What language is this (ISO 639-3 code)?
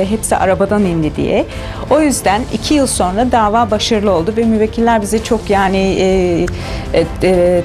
tur